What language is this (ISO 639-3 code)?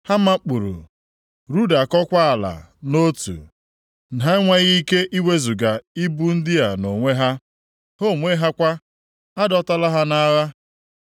ibo